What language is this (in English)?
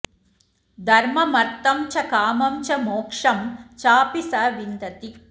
Sanskrit